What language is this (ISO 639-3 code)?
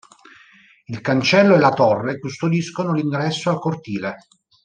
ita